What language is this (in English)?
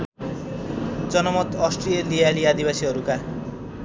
Nepali